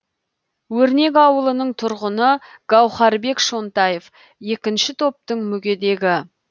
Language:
Kazakh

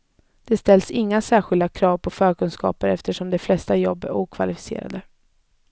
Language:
Swedish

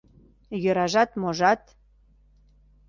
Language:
Mari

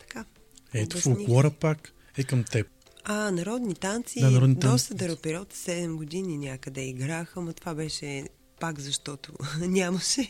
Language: Bulgarian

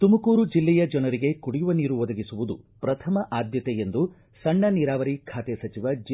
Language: Kannada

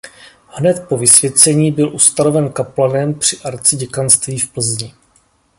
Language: Czech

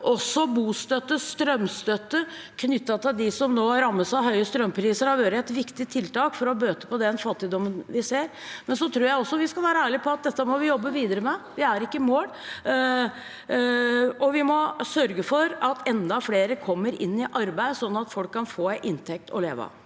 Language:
Norwegian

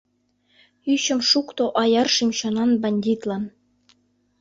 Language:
Mari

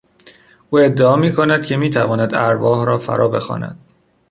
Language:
Persian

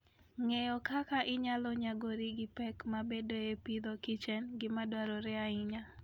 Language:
Luo (Kenya and Tanzania)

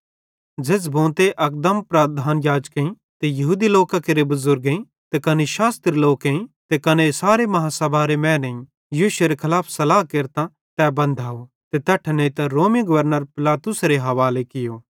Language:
Bhadrawahi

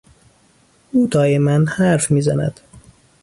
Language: Persian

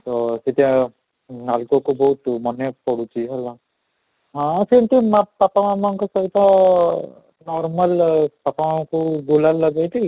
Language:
Odia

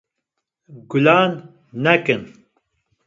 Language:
Kurdish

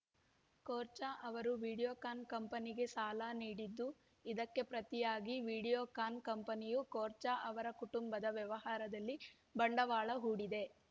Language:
Kannada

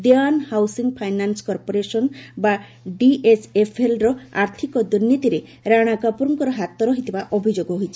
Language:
Odia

